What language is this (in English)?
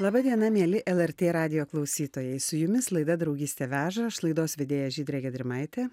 Lithuanian